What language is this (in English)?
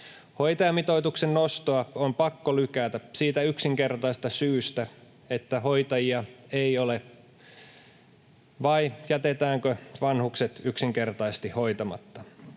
Finnish